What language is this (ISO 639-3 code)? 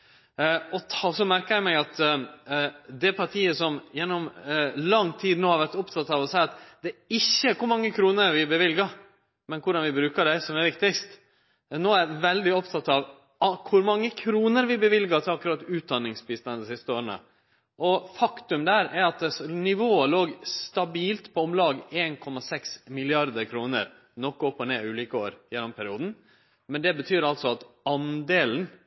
nno